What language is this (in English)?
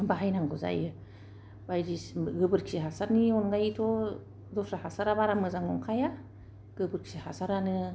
Bodo